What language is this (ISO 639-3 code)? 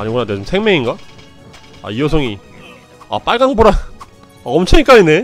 kor